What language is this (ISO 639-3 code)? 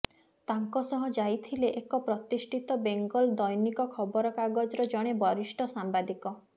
ori